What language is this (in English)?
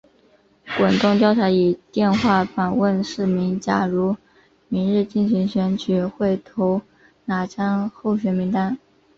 Chinese